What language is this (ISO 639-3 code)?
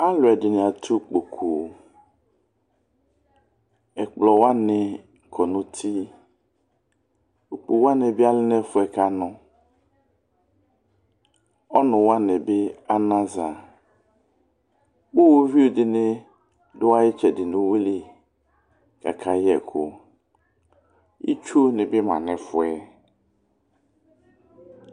kpo